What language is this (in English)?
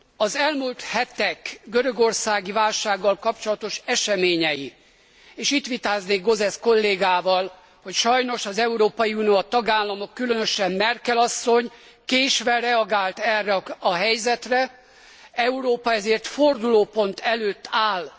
Hungarian